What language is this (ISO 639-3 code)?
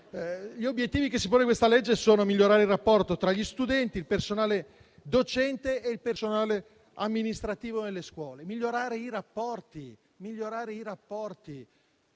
ita